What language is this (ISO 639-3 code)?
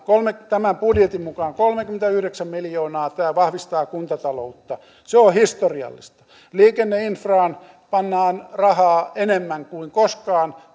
fin